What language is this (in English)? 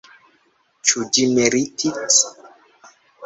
Esperanto